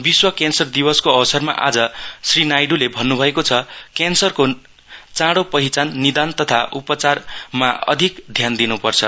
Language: Nepali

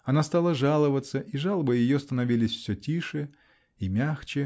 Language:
Russian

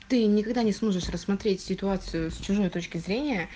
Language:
Russian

